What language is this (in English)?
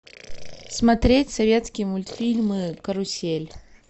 Russian